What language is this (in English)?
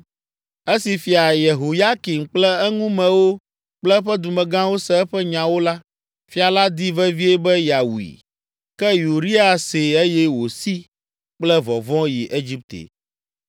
Ewe